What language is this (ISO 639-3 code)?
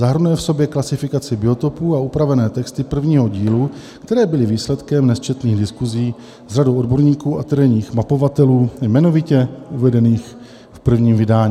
ces